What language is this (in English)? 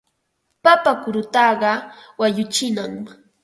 Ambo-Pasco Quechua